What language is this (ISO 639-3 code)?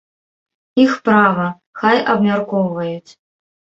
bel